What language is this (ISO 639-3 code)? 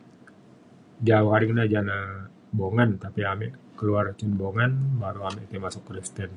xkl